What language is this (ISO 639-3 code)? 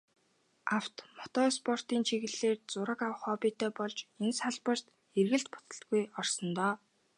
mon